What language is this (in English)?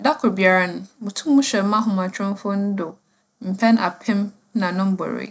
Akan